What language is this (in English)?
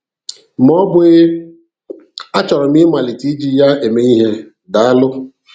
Igbo